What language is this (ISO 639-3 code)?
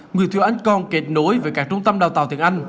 vie